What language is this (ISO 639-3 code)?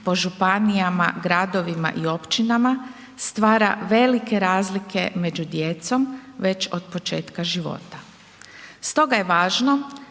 hrv